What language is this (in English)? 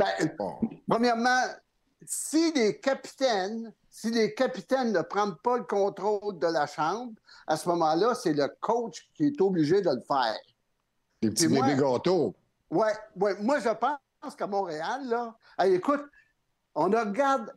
French